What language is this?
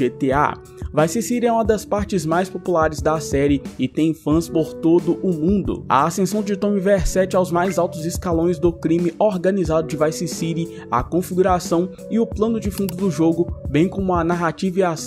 Portuguese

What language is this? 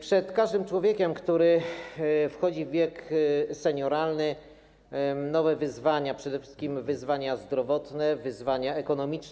Polish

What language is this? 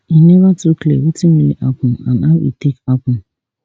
Nigerian Pidgin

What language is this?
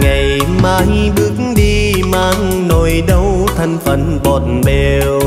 Vietnamese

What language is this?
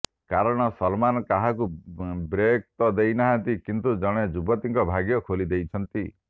Odia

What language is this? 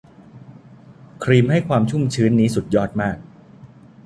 Thai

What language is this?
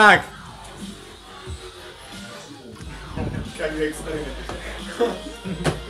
Polish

